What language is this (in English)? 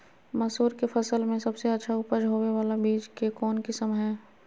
Magahi